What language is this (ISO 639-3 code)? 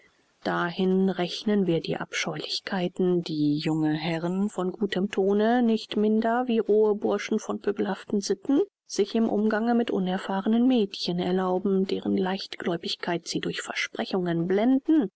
deu